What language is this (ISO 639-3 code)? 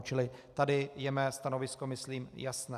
ces